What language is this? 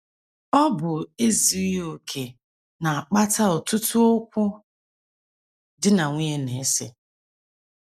Igbo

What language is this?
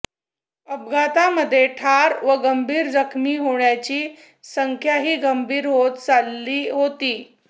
Marathi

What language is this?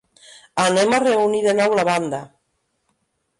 Catalan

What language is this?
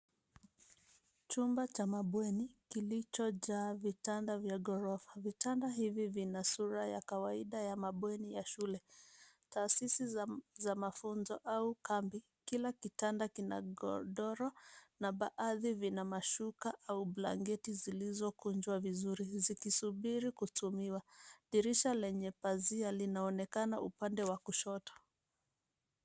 Swahili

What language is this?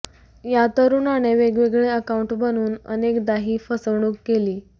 Marathi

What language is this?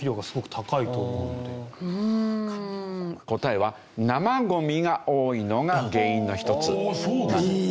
Japanese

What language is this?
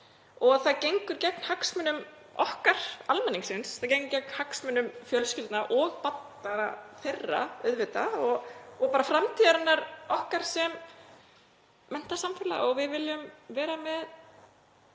Icelandic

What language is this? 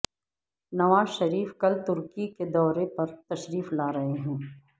Urdu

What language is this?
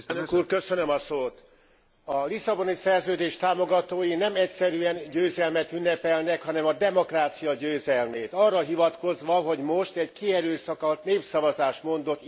Hungarian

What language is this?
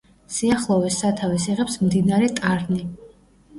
Georgian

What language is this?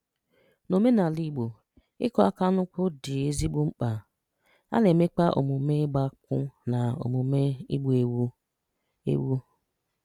Igbo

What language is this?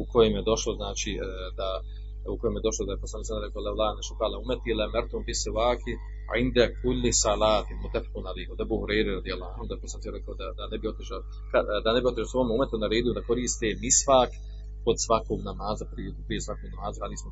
Croatian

